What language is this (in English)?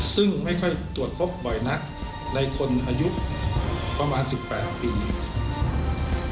Thai